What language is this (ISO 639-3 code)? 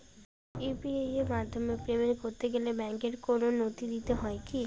ben